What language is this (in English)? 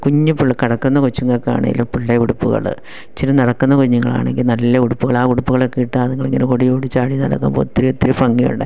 Malayalam